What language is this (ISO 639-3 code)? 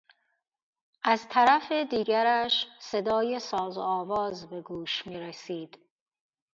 fas